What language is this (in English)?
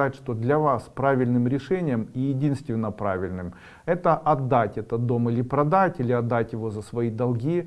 Russian